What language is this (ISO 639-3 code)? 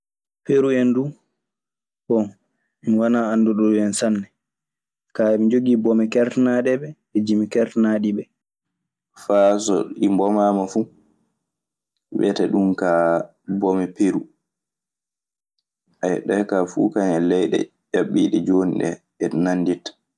ffm